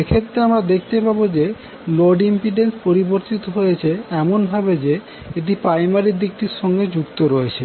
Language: Bangla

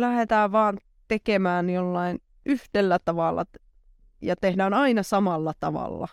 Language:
Finnish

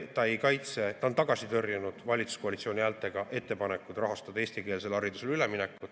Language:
Estonian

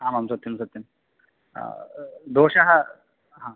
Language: Sanskrit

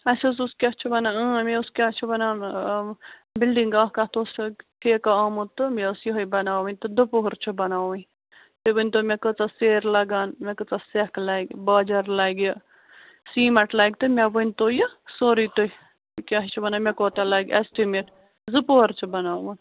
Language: Kashmiri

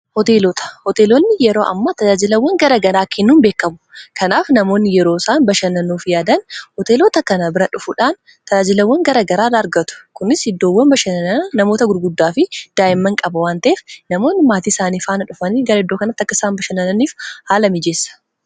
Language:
Oromo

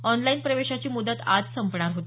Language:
Marathi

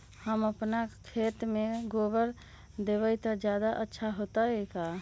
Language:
Magahi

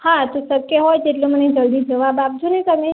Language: Gujarati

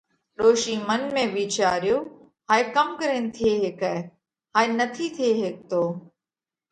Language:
Parkari Koli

